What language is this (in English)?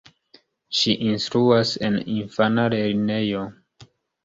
Esperanto